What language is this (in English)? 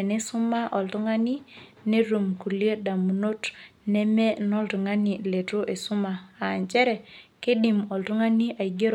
Masai